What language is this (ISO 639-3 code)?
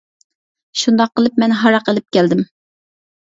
uig